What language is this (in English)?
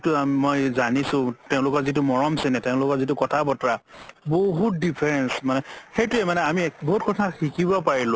Assamese